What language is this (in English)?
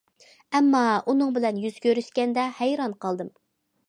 Uyghur